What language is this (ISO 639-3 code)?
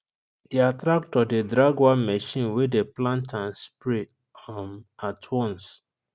pcm